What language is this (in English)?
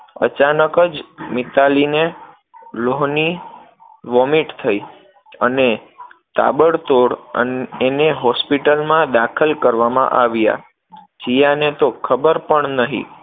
Gujarati